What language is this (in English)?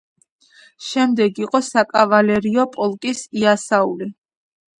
Georgian